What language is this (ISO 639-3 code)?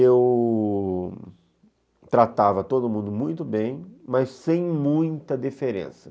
por